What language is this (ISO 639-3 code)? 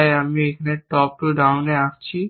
ben